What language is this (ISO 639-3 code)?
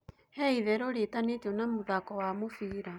kik